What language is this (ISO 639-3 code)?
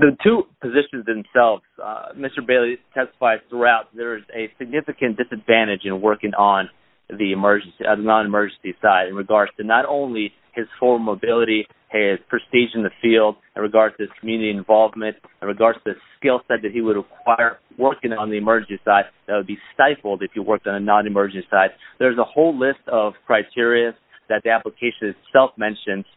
eng